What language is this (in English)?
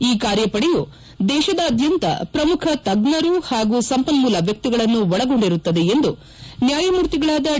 Kannada